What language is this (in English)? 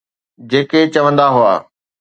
Sindhi